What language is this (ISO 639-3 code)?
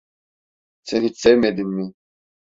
tur